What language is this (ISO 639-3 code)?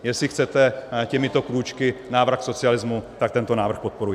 ces